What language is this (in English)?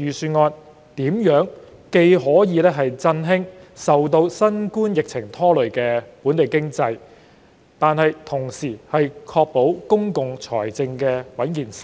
Cantonese